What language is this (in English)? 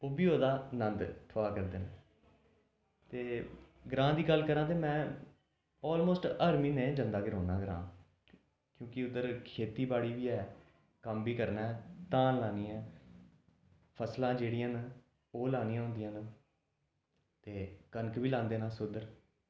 Dogri